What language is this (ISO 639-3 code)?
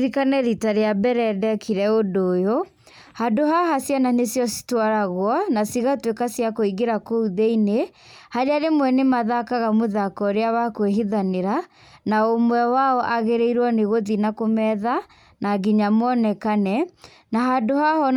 kik